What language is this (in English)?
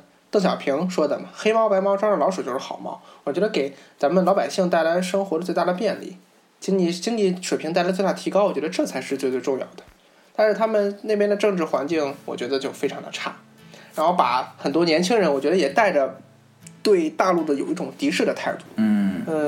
Chinese